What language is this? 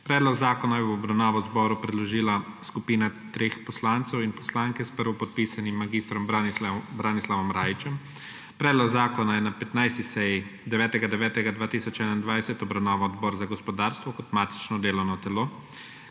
Slovenian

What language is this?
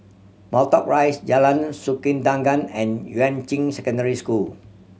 English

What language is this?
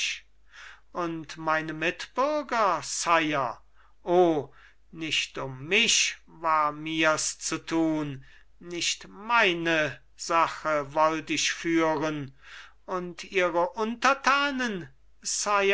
German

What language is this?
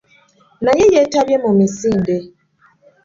Ganda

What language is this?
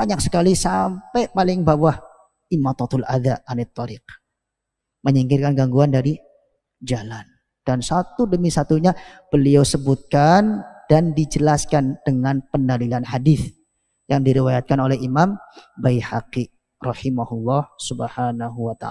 Indonesian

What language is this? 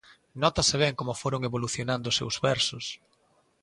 Galician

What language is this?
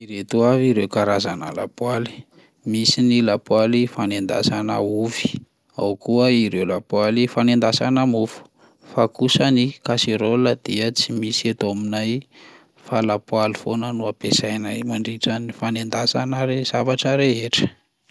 Malagasy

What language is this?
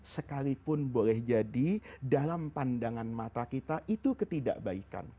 Indonesian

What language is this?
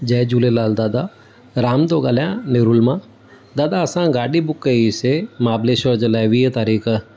Sindhi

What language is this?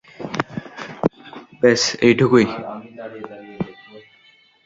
Bangla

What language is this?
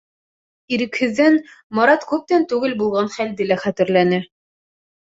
Bashkir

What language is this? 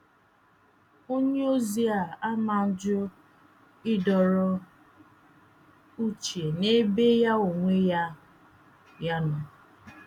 Igbo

